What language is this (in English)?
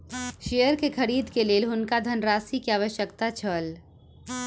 Maithili